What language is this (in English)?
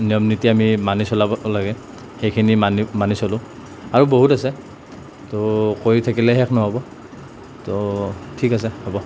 Assamese